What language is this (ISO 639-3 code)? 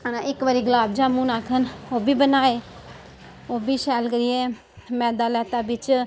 doi